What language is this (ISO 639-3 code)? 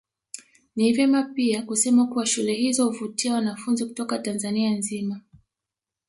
swa